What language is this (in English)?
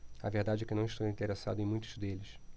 Portuguese